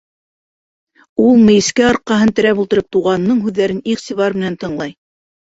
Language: Bashkir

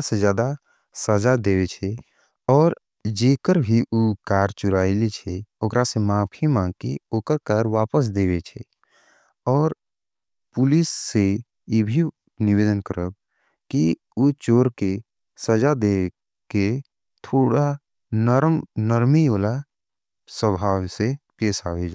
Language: Angika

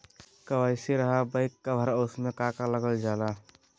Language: Magahi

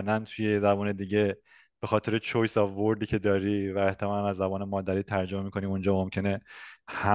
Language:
Persian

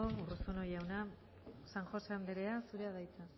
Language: Basque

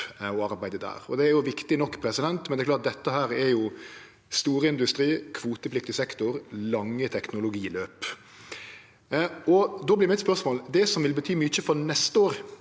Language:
Norwegian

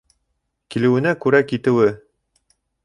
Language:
Bashkir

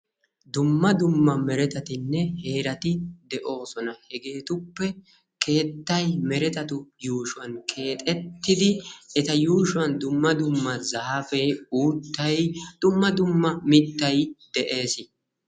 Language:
Wolaytta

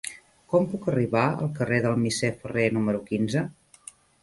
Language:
Catalan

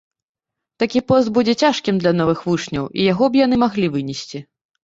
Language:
Belarusian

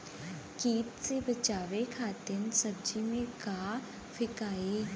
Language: Bhojpuri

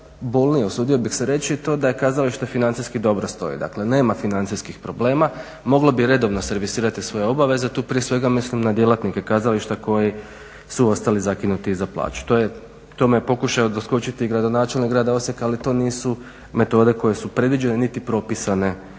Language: Croatian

